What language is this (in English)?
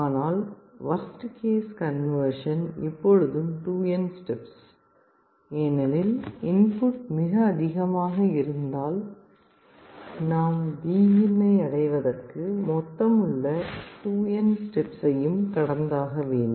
Tamil